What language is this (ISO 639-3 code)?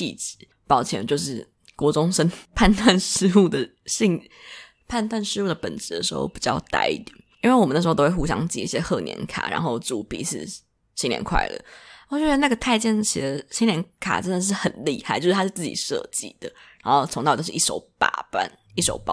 zho